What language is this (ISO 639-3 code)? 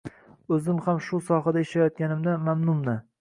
uzb